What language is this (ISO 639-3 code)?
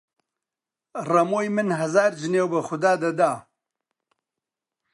ckb